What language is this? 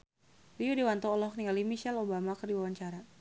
Sundanese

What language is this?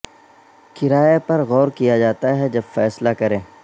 Urdu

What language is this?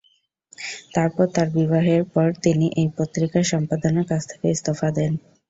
Bangla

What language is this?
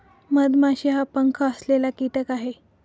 Marathi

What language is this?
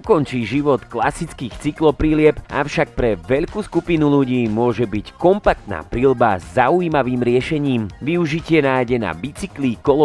Slovak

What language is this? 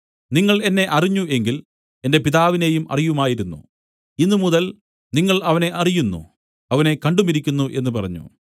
Malayalam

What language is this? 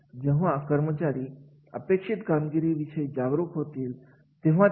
Marathi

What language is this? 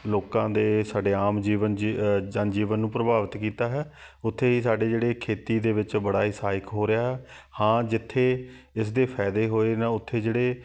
Punjabi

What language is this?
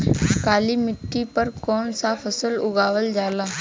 Bhojpuri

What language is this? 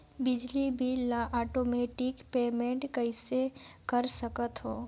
Chhattisgarhi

